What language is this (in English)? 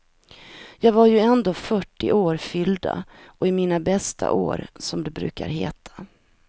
Swedish